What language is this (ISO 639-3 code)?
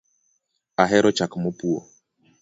luo